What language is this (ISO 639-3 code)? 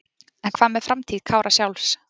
isl